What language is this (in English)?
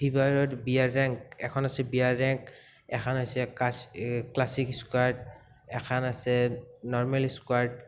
Assamese